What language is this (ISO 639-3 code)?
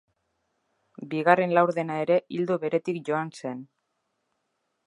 eus